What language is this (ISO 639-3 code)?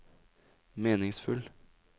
nor